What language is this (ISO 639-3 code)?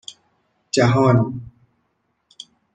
fas